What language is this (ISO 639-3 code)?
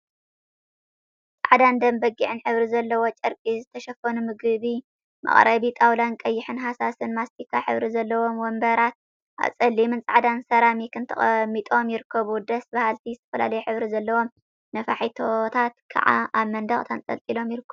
tir